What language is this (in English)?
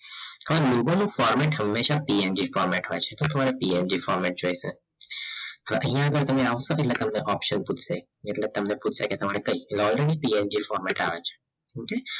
Gujarati